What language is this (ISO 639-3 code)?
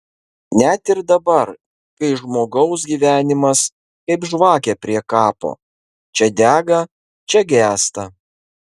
lit